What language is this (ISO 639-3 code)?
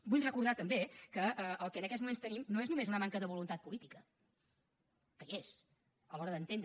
cat